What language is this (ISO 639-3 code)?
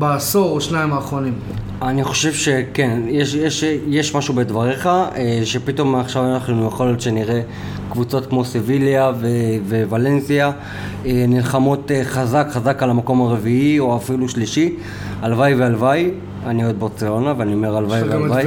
heb